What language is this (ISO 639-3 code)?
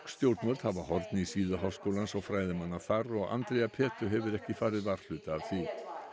isl